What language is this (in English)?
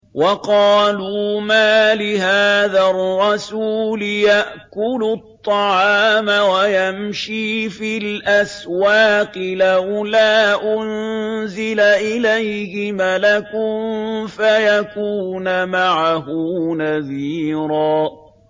Arabic